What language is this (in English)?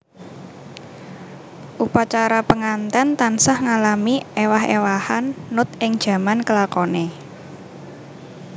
Javanese